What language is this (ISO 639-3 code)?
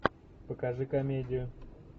rus